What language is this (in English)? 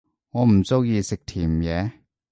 Cantonese